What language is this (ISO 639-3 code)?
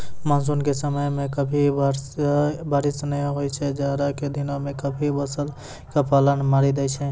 mai